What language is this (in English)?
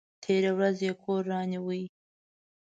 Pashto